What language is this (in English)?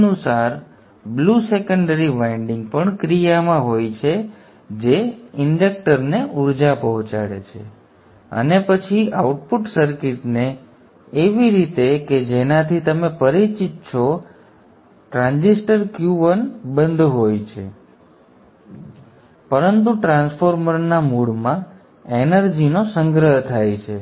Gujarati